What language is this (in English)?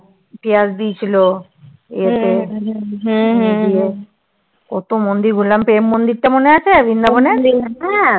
Bangla